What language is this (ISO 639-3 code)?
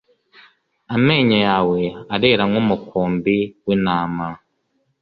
kin